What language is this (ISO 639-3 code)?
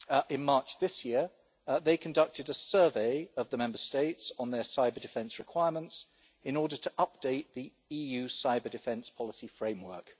eng